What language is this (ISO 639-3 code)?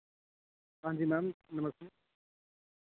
doi